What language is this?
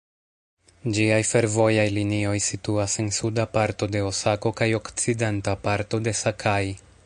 Esperanto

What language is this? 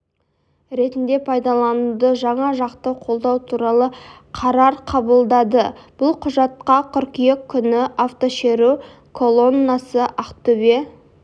Kazakh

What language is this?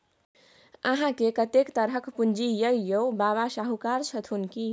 Maithili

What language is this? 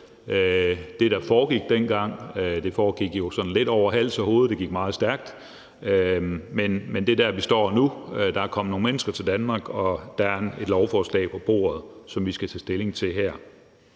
Danish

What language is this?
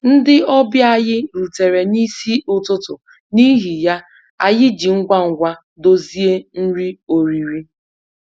Igbo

